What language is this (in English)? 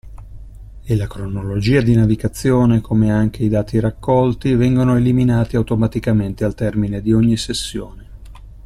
Italian